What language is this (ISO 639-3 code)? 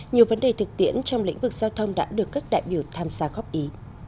vie